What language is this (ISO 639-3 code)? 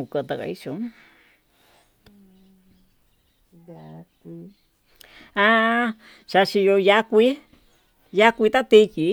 mtu